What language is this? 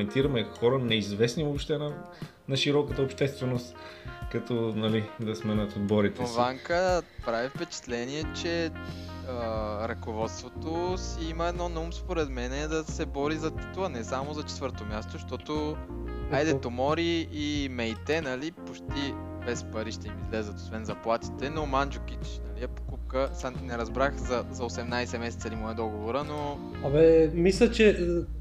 Bulgarian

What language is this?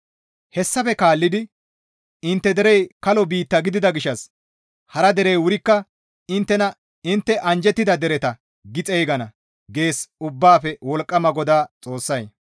Gamo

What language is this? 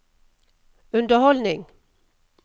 Norwegian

